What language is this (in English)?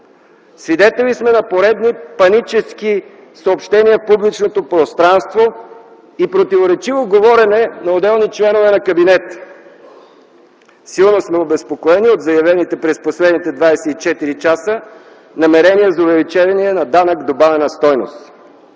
Bulgarian